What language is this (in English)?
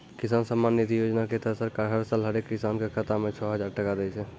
Maithili